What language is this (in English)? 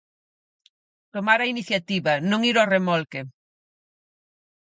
Galician